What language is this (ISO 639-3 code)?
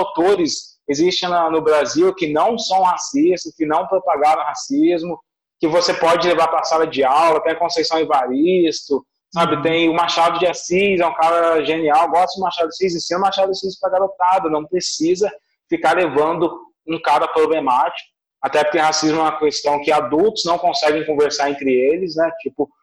por